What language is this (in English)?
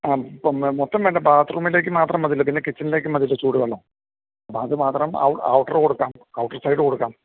Malayalam